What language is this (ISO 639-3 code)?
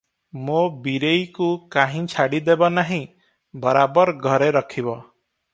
ori